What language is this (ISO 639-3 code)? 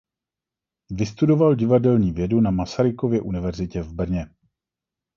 ces